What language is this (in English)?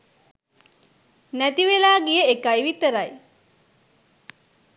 Sinhala